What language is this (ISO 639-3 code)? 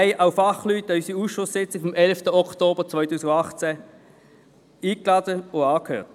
gsw